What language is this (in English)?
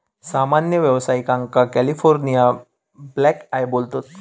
Marathi